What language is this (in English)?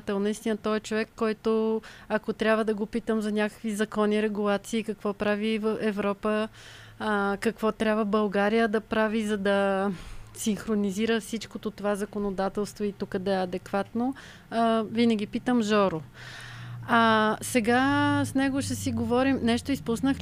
Bulgarian